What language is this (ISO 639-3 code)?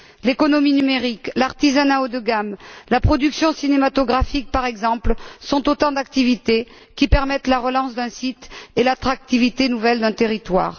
fra